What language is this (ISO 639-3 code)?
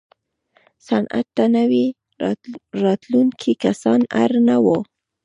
pus